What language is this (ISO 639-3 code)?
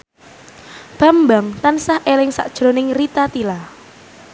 jav